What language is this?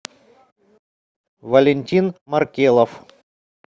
Russian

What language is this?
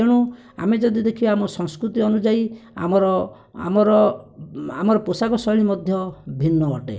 Odia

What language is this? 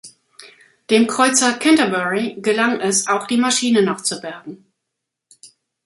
German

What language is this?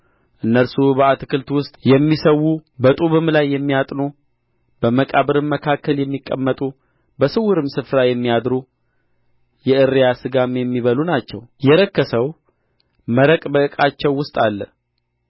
Amharic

